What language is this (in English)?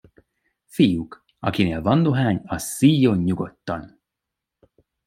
Hungarian